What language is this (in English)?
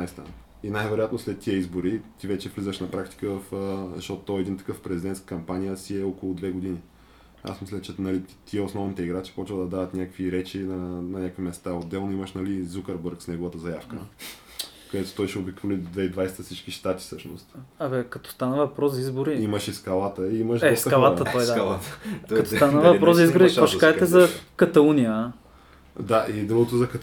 Bulgarian